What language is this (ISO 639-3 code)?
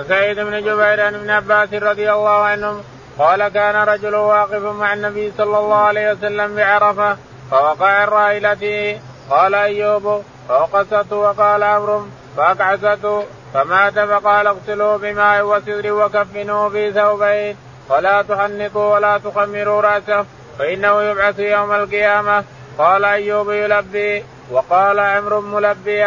ara